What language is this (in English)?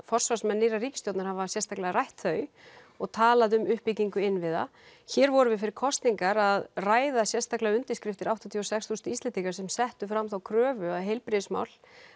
Icelandic